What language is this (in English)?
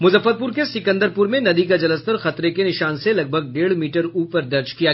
Hindi